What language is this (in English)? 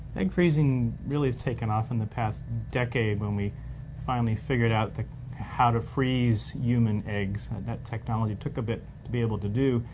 English